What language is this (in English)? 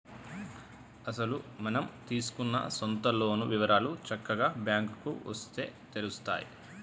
Telugu